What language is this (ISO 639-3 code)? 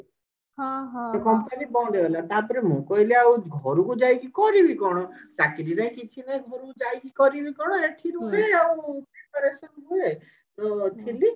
ori